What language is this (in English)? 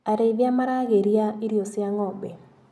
Kikuyu